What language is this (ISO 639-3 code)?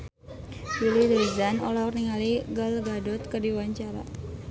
sun